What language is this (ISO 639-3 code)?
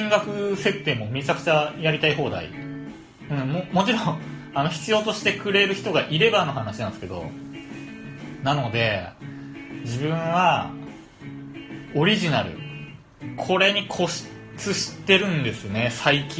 jpn